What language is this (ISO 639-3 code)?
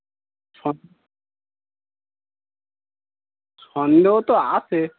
ben